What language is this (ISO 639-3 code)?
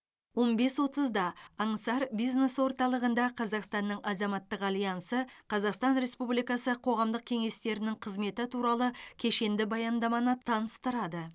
kaz